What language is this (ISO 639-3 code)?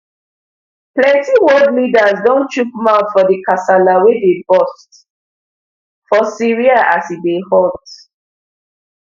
pcm